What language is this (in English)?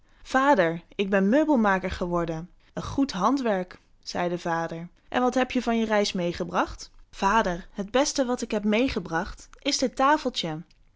Dutch